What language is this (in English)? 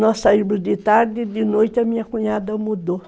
Portuguese